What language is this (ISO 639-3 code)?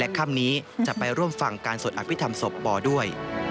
tha